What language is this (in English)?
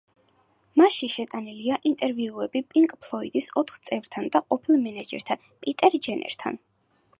Georgian